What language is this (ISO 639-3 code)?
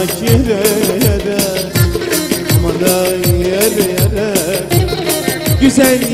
ara